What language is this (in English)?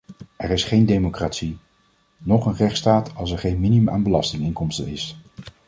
Dutch